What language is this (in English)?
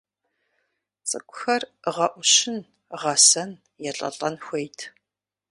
Kabardian